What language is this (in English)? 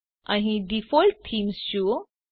Gujarati